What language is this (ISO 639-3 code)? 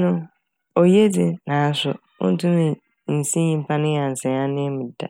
aka